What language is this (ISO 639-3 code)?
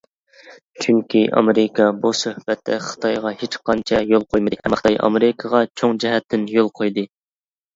uig